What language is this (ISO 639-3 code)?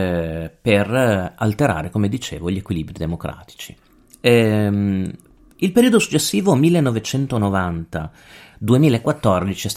ita